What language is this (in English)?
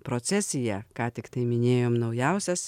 Lithuanian